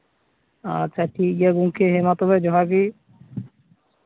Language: Santali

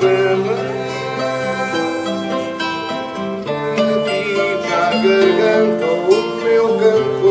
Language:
Greek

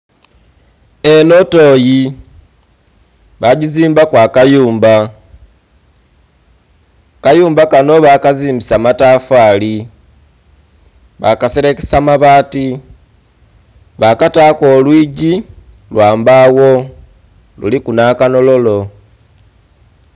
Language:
Soga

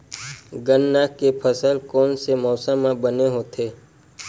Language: Chhattisgarhi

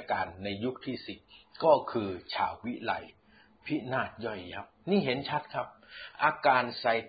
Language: Thai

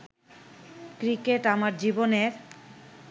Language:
Bangla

